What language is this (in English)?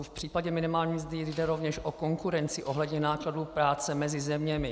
Czech